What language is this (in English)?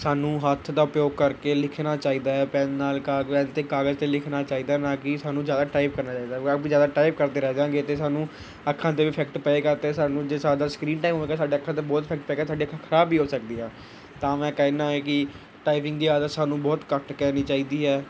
Punjabi